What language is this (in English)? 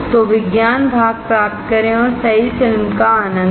Hindi